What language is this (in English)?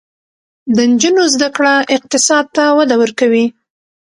Pashto